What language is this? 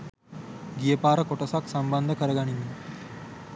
Sinhala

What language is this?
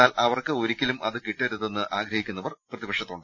Malayalam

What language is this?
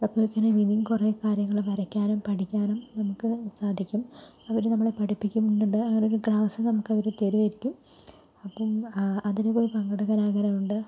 Malayalam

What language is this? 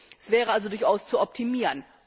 German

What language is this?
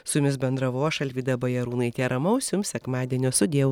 Lithuanian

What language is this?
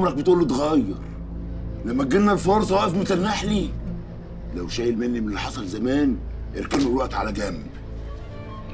Arabic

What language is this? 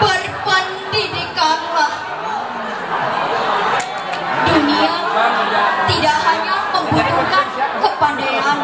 Indonesian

